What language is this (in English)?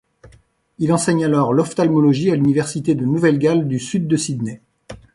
French